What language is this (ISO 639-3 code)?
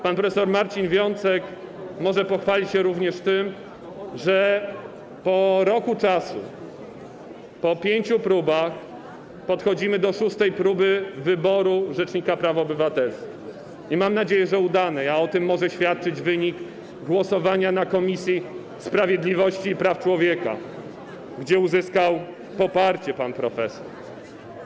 pol